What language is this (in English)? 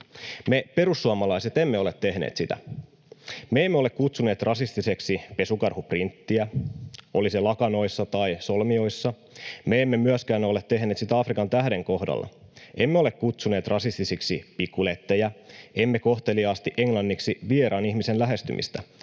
Finnish